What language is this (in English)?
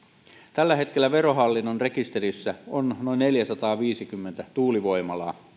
Finnish